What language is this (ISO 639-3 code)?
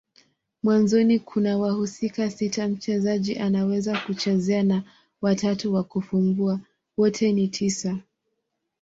swa